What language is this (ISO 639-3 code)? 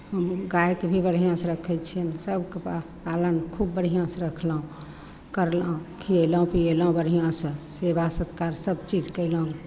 mai